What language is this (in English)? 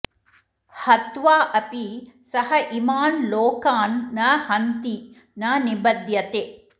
Sanskrit